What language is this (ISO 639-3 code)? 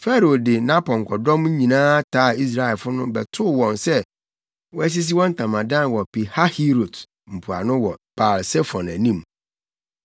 aka